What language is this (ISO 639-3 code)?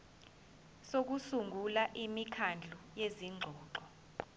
zul